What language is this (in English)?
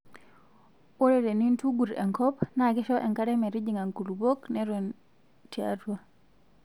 Masai